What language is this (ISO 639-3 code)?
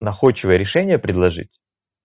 rus